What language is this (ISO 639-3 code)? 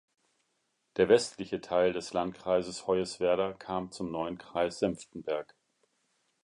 deu